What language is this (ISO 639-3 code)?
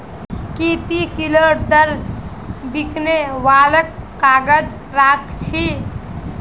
mag